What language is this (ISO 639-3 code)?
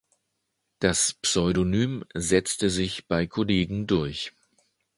deu